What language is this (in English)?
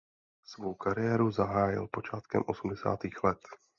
Czech